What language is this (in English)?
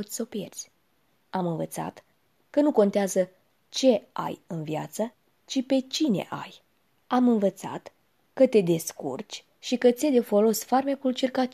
Romanian